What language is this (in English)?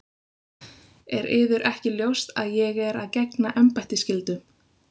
Icelandic